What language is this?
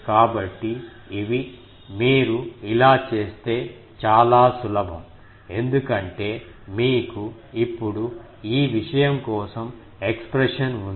Telugu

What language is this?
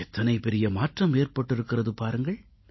Tamil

